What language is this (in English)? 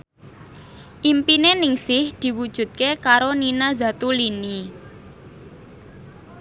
Javanese